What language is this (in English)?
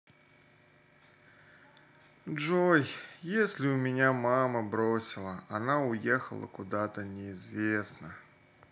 Russian